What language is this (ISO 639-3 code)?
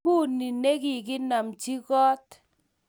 kln